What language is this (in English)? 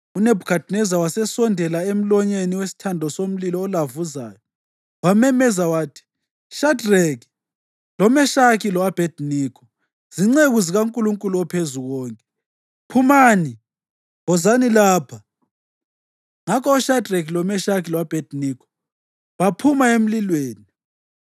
North Ndebele